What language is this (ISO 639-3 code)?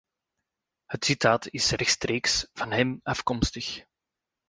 nld